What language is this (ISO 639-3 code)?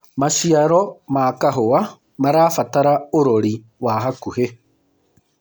kik